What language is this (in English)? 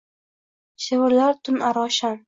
Uzbek